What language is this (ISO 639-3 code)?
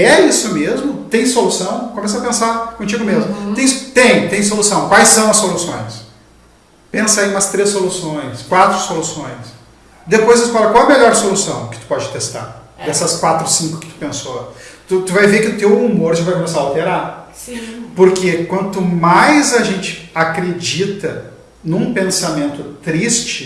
por